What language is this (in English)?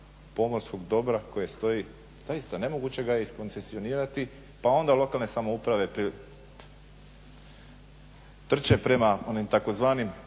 Croatian